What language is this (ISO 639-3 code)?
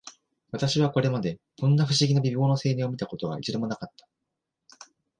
jpn